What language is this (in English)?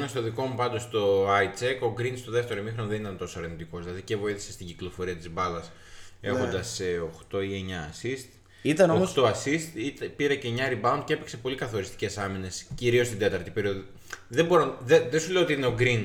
Greek